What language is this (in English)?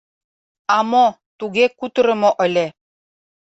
Mari